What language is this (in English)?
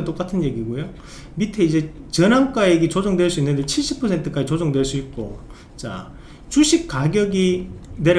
Korean